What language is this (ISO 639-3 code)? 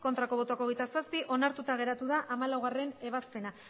eus